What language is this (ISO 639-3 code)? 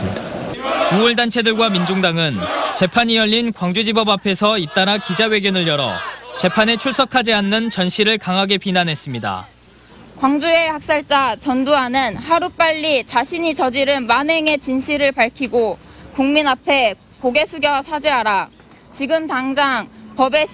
kor